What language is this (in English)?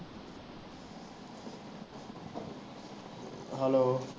Punjabi